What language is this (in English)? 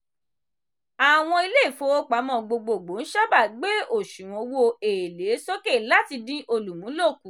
Yoruba